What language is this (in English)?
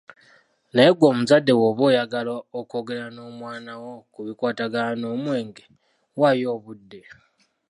Ganda